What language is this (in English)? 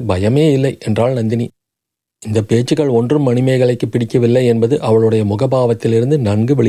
Tamil